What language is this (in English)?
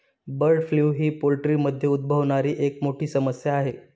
Marathi